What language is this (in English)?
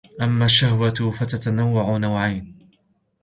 Arabic